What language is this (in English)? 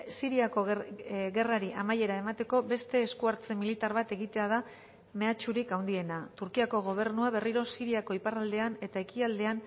Basque